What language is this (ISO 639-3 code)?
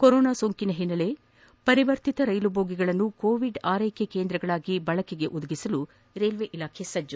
kan